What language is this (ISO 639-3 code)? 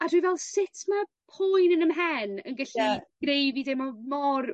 cym